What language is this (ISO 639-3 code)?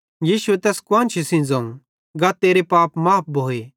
bhd